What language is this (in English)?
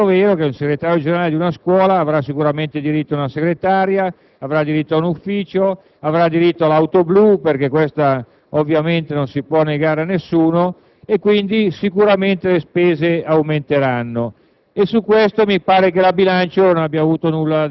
Italian